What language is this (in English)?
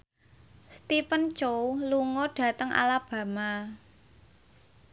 Javanese